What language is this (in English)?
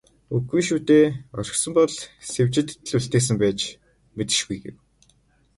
Mongolian